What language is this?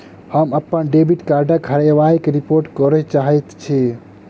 Maithili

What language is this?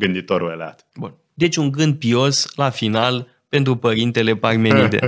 Romanian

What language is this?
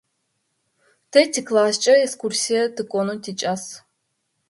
Adyghe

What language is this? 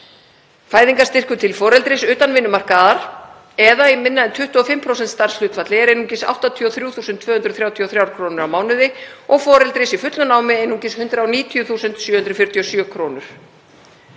Icelandic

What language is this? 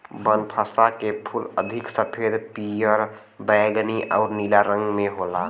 Bhojpuri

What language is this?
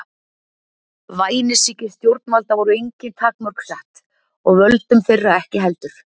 Icelandic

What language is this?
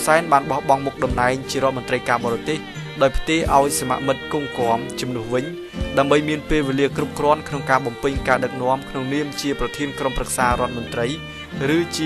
Thai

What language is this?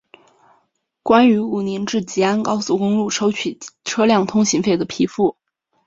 Chinese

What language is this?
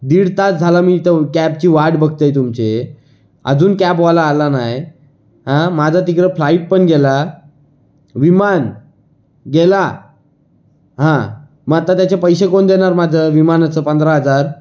Marathi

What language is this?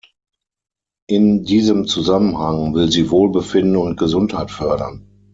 German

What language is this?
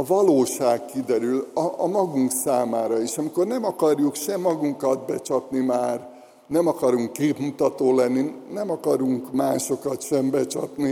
Hungarian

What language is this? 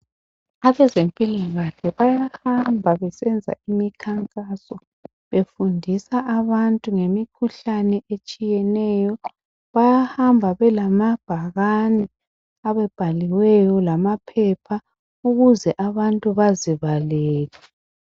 North Ndebele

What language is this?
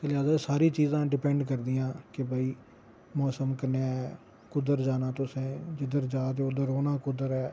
Dogri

